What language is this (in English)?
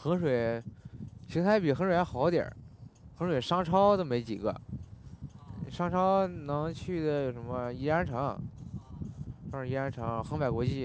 Chinese